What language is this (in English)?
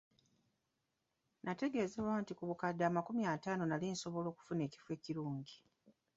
Ganda